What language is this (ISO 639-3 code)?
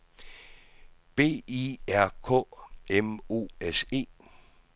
dan